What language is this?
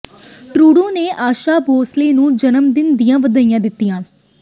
Punjabi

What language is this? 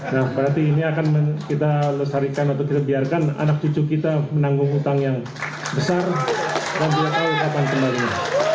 Indonesian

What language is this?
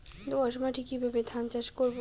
Bangla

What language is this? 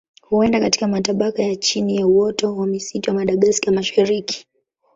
Swahili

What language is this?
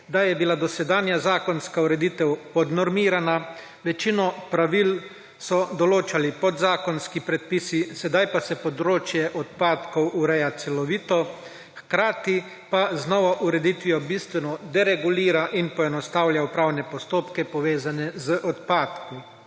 Slovenian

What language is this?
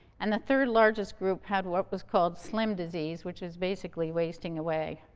English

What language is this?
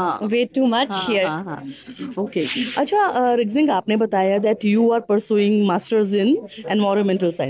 Hindi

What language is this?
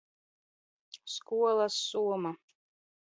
Latvian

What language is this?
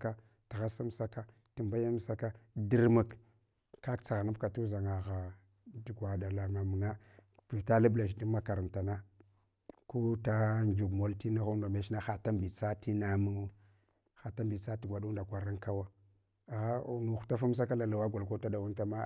Hwana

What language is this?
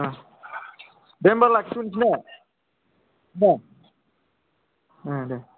Bodo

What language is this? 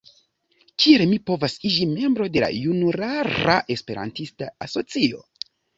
Esperanto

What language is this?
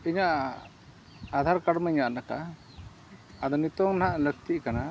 Santali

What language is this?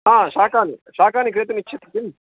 Sanskrit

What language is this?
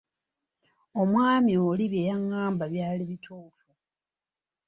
Ganda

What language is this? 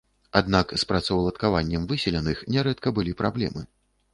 Belarusian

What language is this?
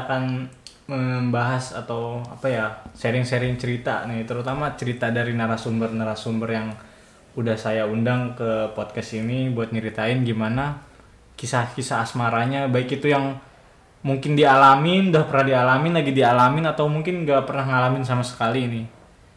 Indonesian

